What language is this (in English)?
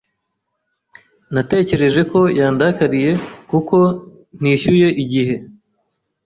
Kinyarwanda